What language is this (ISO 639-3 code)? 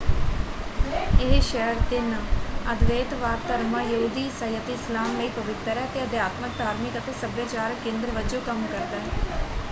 pan